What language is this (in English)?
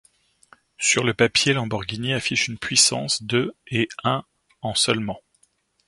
French